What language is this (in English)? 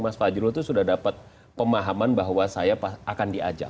Indonesian